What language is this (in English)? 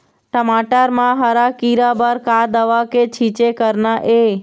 Chhattisgarhi